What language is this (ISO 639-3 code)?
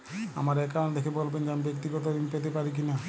ben